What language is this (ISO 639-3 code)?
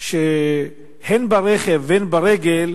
heb